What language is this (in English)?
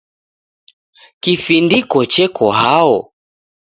Taita